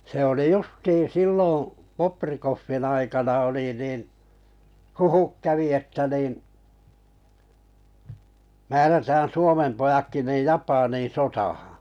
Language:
Finnish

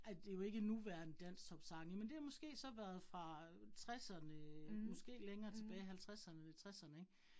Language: Danish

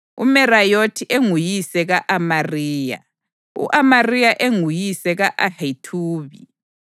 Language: North Ndebele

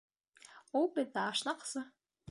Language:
Bashkir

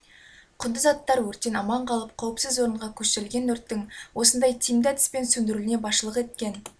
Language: Kazakh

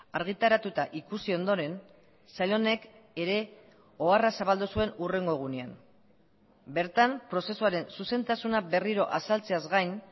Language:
Basque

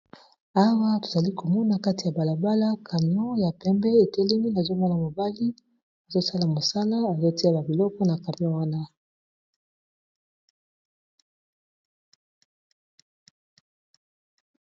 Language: Lingala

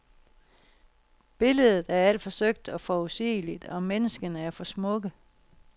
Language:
Danish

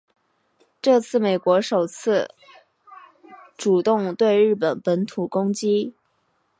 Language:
Chinese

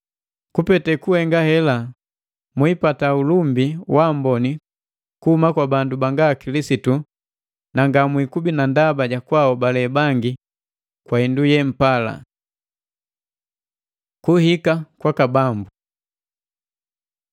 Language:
Matengo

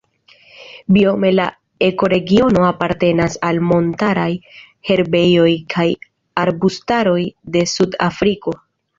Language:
Esperanto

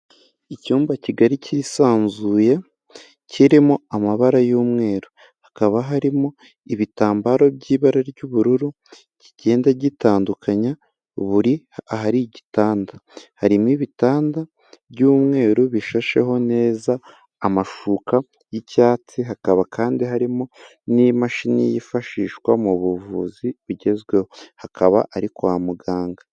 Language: Kinyarwanda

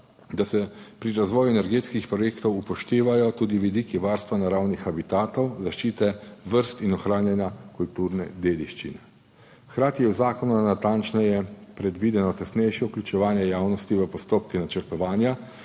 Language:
Slovenian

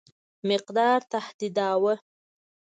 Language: Pashto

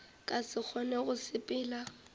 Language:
Northern Sotho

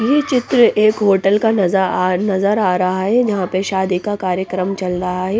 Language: Hindi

